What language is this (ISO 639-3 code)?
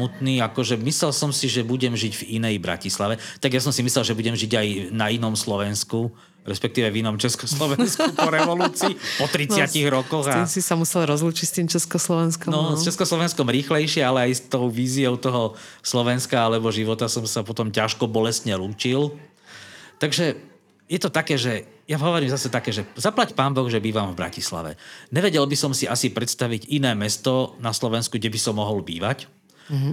slk